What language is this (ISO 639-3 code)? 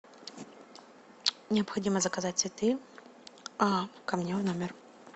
rus